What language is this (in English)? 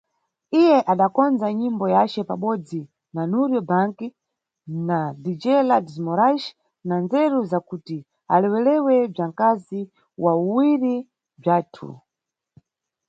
Nyungwe